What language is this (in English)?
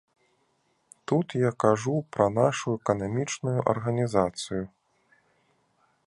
Belarusian